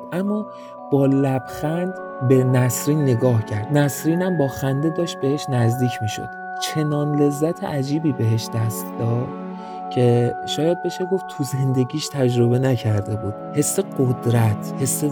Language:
Persian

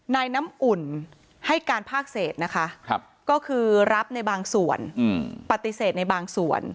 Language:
Thai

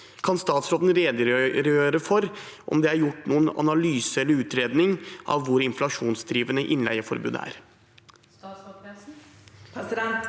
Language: Norwegian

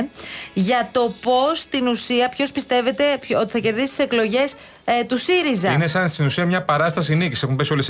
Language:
Greek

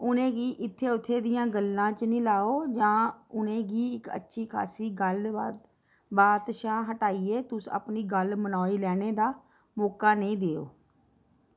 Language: Dogri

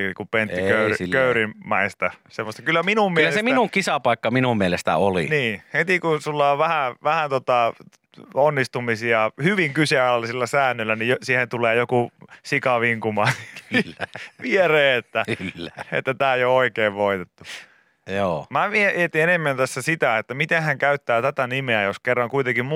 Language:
Finnish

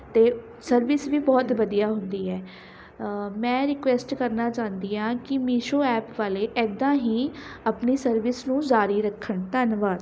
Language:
Punjabi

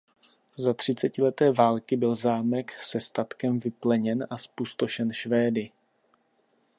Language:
Czech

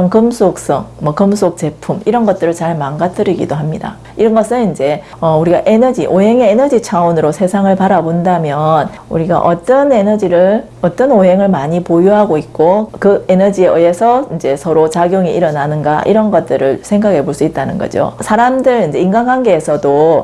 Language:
Korean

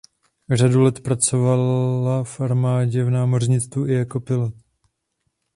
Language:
Czech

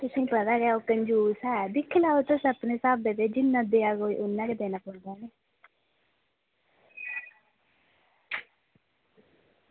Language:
Dogri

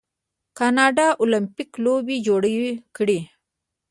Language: Pashto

